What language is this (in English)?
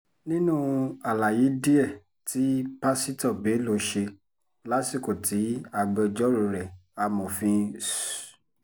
Yoruba